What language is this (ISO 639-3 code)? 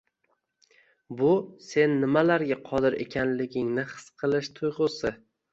uzb